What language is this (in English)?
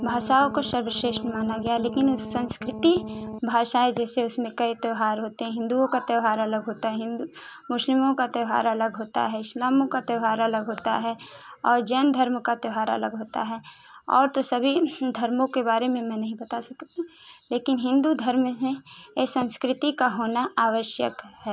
Hindi